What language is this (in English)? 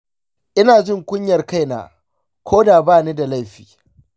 Hausa